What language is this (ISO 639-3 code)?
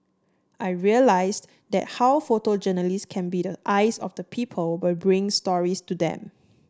eng